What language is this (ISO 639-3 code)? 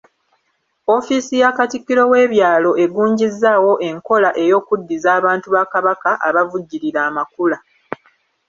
lug